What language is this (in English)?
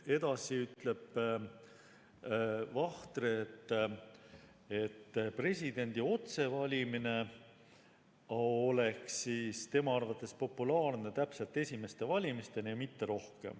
Estonian